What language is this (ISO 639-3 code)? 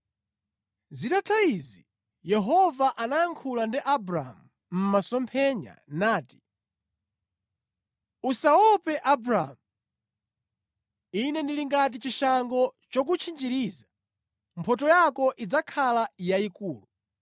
nya